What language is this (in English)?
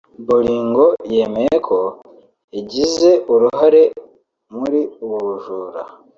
Kinyarwanda